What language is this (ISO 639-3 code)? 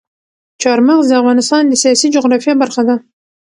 pus